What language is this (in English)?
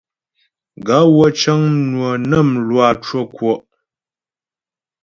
Ghomala